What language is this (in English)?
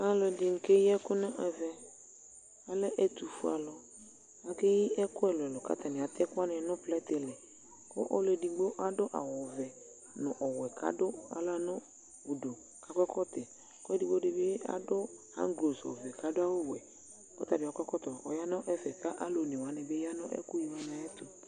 Ikposo